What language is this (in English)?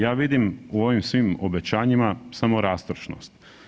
Croatian